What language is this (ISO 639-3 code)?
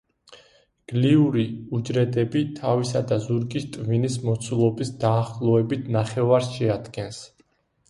kat